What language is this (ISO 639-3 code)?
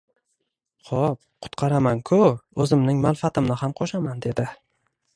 uzb